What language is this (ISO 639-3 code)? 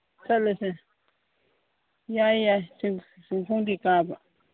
mni